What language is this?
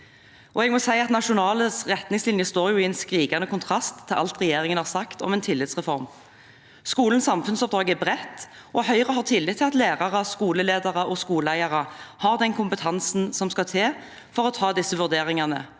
Norwegian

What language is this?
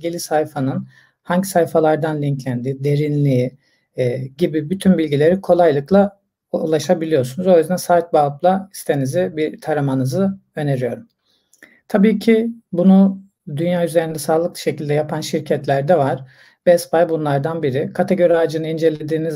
Turkish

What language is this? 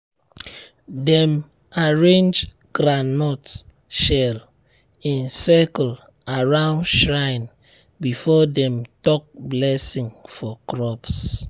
Nigerian Pidgin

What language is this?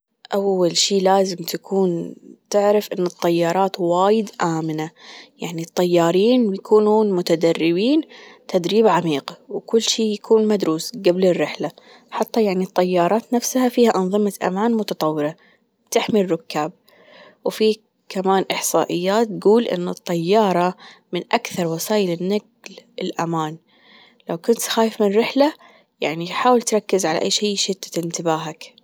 Gulf Arabic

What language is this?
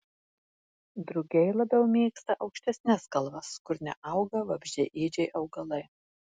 Lithuanian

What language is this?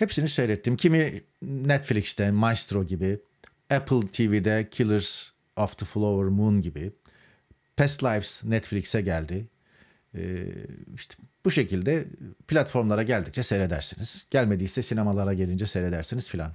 Turkish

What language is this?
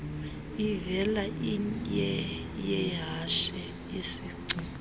Xhosa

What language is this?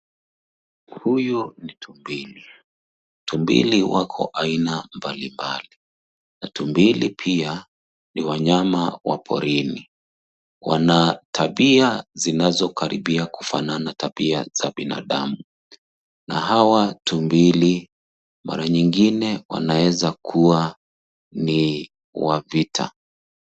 Swahili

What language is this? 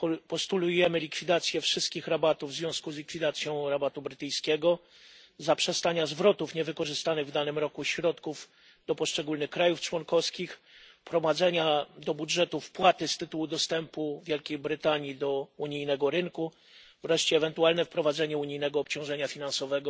Polish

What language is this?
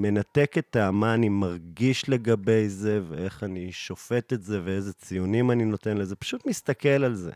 Hebrew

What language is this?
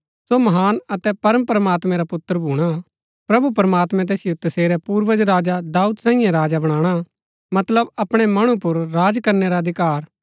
Gaddi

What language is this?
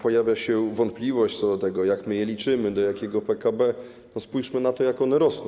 Polish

